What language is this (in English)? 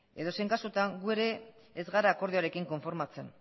Basque